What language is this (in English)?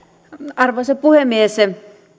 Finnish